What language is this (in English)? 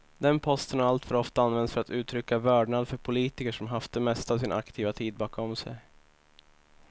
Swedish